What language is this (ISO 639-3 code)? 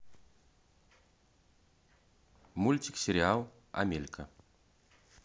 rus